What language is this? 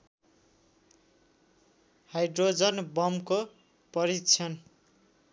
Nepali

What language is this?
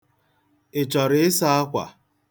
Igbo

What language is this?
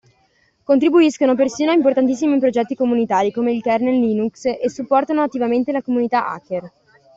Italian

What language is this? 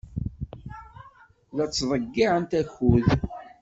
Kabyle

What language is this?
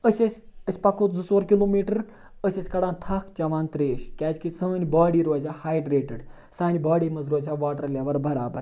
Kashmiri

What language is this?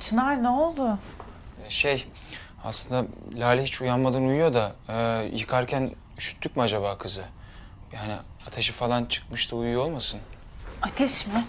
Turkish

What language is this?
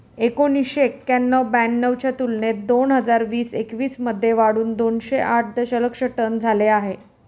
Marathi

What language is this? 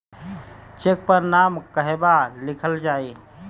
Bhojpuri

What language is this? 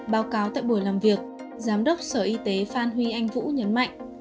Vietnamese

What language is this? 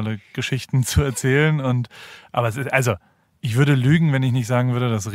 German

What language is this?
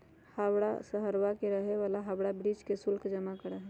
Magahi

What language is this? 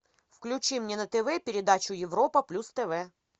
Russian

